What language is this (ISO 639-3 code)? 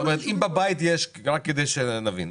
heb